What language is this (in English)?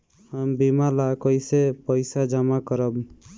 Bhojpuri